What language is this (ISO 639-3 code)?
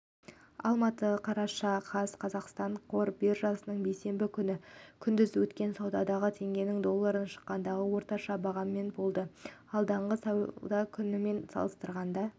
kaz